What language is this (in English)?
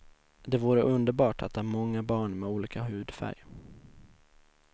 Swedish